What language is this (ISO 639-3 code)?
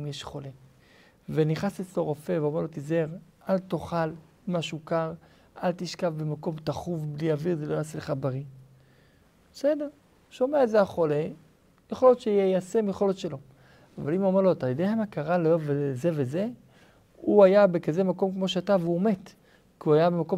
heb